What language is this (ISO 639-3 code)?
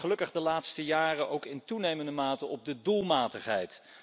nld